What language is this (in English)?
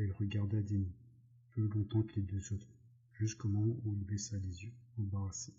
French